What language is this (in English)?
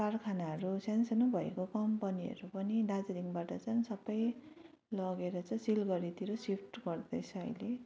Nepali